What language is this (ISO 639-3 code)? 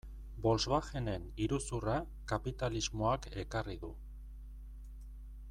eus